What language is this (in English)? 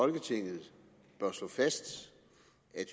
Danish